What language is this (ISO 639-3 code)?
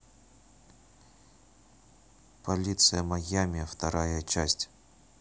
rus